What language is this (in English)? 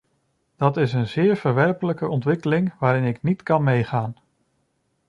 Dutch